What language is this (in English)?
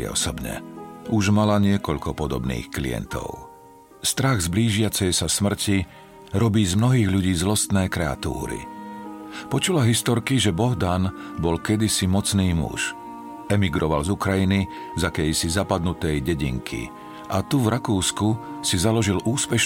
Slovak